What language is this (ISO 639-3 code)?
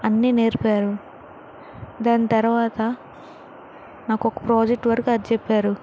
tel